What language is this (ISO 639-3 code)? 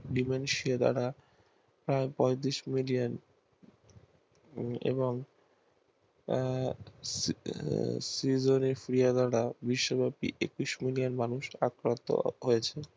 ben